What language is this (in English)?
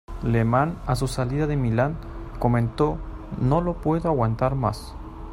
Spanish